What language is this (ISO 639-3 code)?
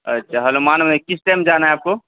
urd